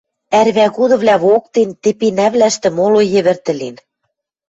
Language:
Western Mari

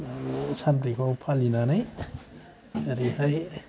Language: Bodo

